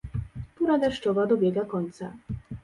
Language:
Polish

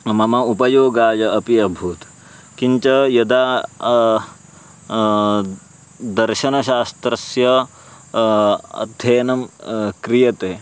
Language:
Sanskrit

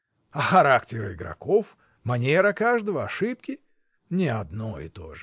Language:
Russian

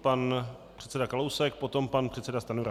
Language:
Czech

